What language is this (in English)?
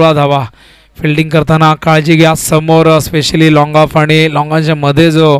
Hindi